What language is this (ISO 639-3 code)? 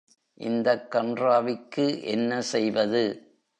tam